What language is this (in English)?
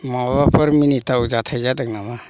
Bodo